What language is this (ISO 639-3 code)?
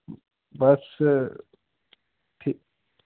doi